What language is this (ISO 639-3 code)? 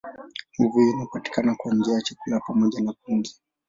swa